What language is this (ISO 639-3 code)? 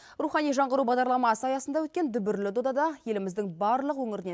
kaz